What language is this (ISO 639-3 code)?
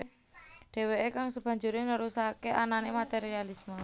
jav